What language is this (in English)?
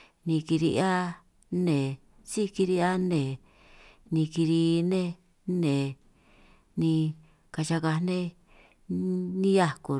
San Martín Itunyoso Triqui